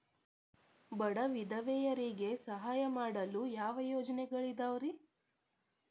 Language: Kannada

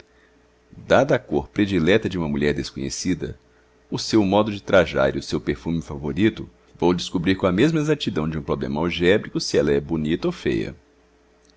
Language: Portuguese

